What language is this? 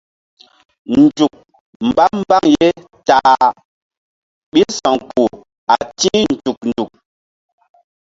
Mbum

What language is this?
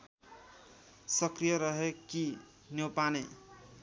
Nepali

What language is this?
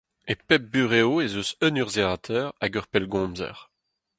Breton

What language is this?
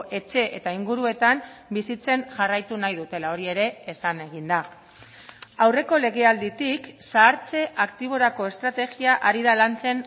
Basque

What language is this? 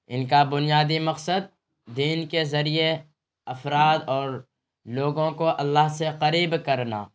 Urdu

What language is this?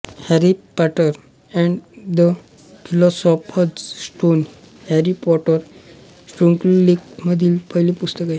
Marathi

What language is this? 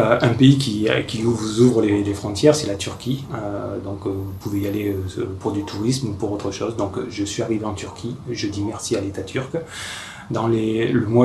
French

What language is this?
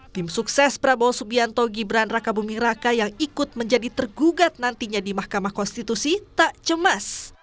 Indonesian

